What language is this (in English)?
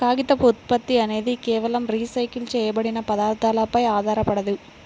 Telugu